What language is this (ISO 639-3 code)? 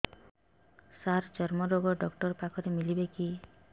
ori